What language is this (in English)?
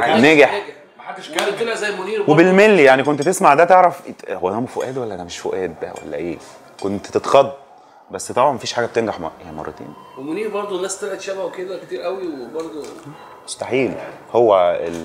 Arabic